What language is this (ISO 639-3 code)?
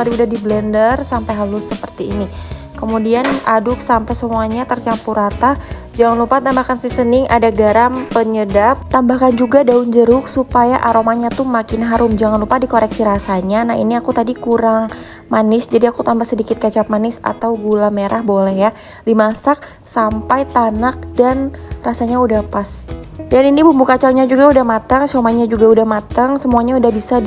ind